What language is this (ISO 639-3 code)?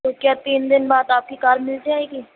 urd